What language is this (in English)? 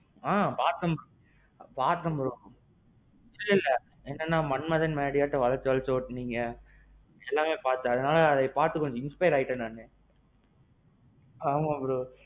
Tamil